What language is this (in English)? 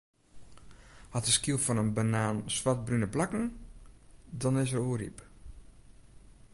Western Frisian